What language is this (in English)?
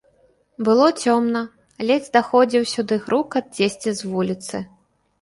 Belarusian